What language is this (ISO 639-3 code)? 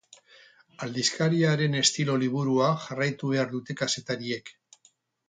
eus